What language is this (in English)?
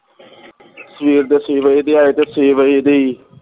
Punjabi